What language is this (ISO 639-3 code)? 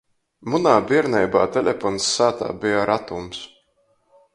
ltg